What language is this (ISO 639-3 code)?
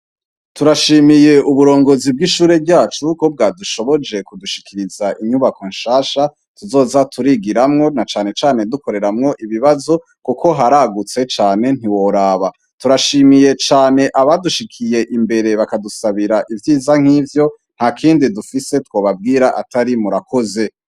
run